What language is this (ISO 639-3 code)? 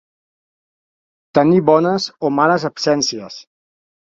cat